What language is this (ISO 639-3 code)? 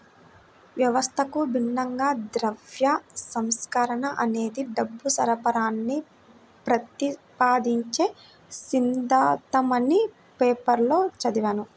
tel